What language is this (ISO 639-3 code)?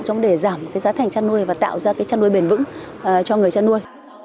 vie